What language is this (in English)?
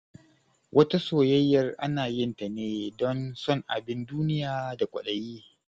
Hausa